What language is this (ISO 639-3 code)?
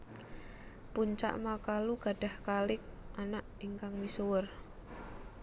jav